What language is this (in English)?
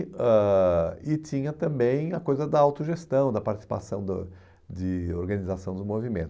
Portuguese